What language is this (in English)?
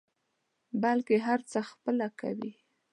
Pashto